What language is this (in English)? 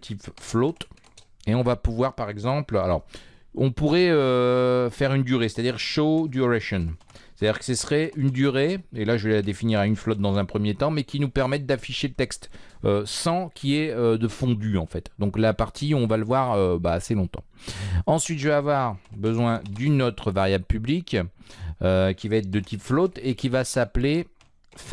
French